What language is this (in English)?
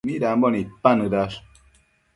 Matsés